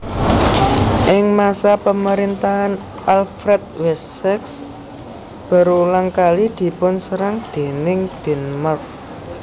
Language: Javanese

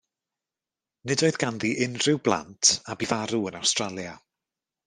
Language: Welsh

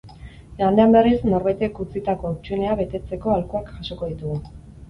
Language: Basque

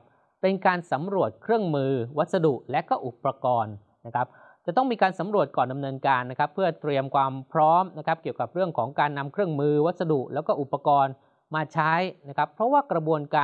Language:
Thai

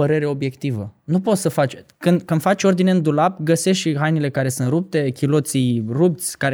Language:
Romanian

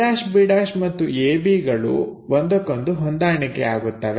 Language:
Kannada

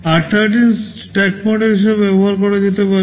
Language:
Bangla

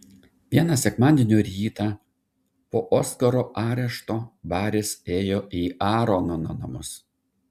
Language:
Lithuanian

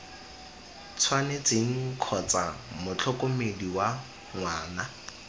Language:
Tswana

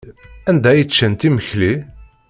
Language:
Kabyle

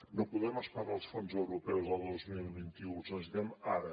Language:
Catalan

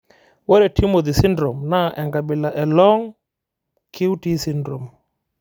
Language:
Masai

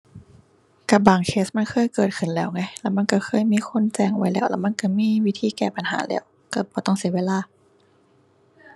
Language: Thai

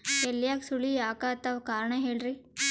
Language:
Kannada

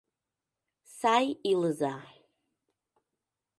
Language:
Mari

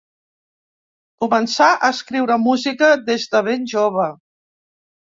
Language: Catalan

